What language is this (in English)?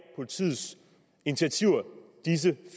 Danish